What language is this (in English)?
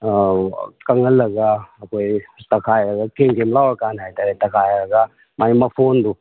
Manipuri